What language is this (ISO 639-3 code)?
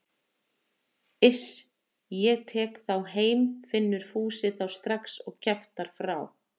isl